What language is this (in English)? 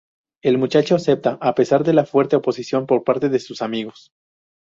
Spanish